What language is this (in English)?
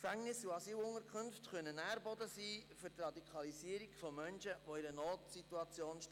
Swiss German